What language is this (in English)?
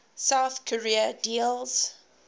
English